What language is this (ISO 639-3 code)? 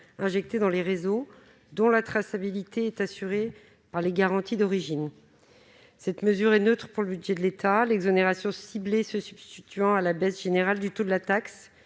fra